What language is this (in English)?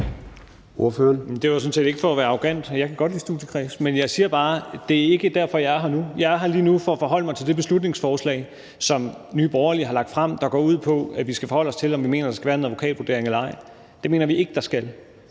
Danish